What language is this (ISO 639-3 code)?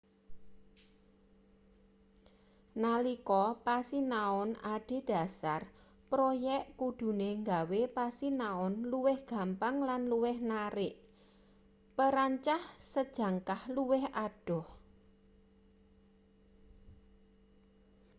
jav